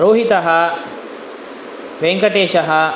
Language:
Sanskrit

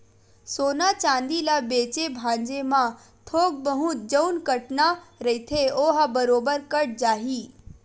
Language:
Chhattisgarhi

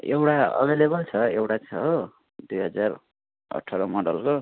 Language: Nepali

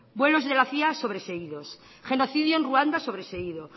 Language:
Spanish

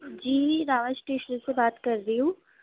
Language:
Urdu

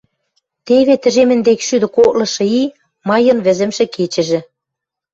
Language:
Western Mari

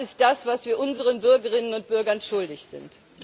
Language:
German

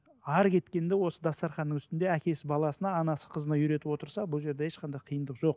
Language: Kazakh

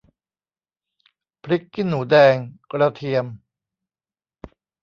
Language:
Thai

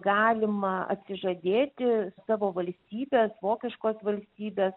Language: Lithuanian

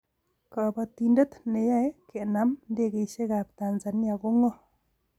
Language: Kalenjin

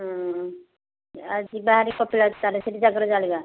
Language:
Odia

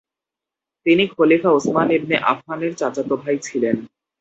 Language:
Bangla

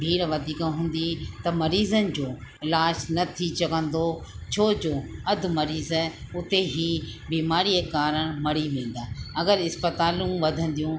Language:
Sindhi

